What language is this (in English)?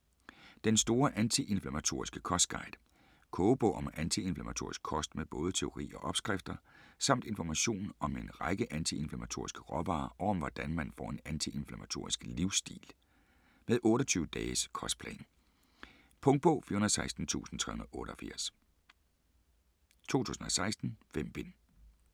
Danish